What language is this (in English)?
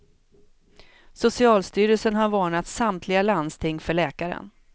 Swedish